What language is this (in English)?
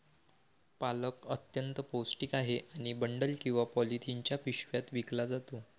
Marathi